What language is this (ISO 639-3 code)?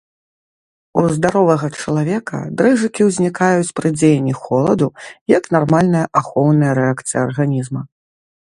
bel